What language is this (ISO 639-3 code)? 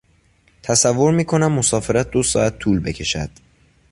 fas